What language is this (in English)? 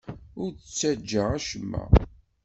Kabyle